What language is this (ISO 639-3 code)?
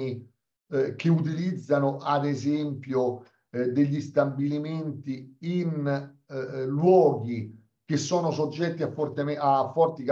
ita